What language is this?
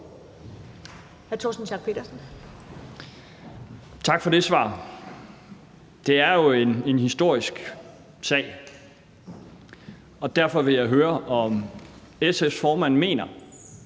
Danish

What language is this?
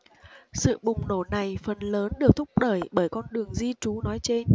Vietnamese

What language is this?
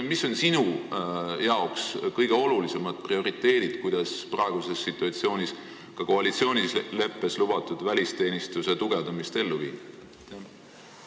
Estonian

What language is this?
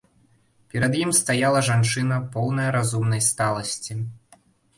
Belarusian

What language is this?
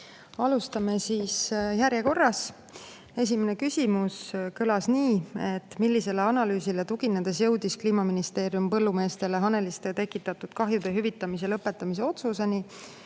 Estonian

